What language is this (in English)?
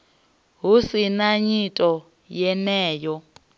Venda